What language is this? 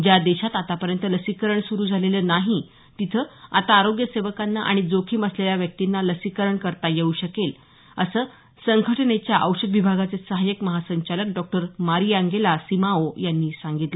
Marathi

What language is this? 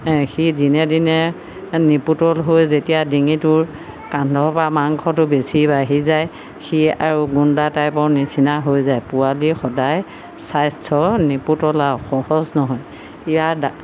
Assamese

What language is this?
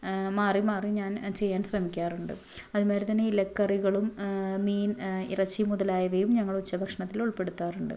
Malayalam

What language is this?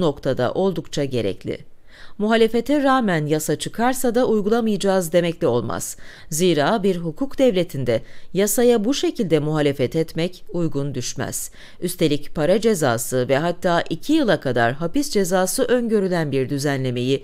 Turkish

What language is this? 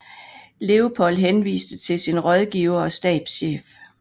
Danish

